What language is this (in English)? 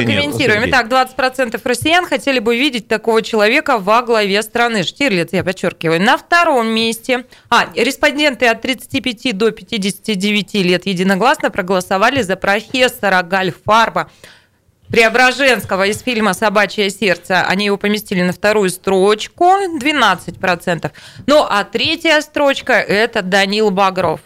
Russian